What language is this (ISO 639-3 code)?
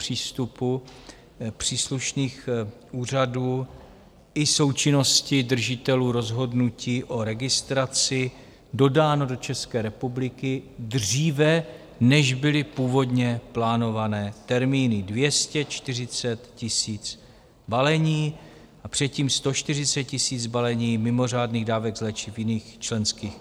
ces